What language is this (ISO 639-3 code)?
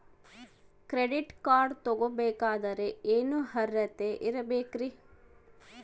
kan